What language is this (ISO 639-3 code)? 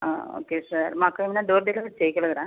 tel